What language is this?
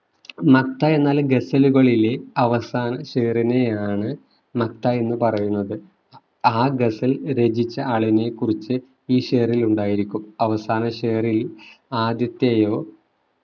Malayalam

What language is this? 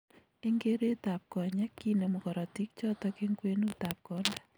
Kalenjin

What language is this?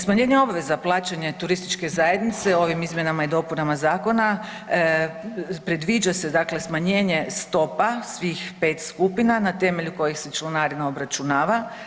Croatian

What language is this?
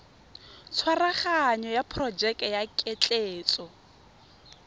Tswana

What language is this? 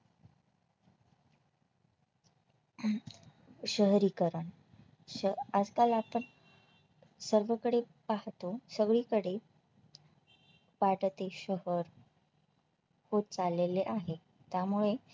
Marathi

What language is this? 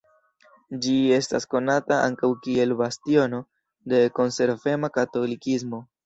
Esperanto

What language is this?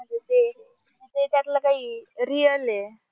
Marathi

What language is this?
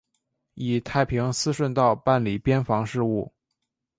Chinese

